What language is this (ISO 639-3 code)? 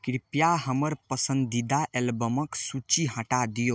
mai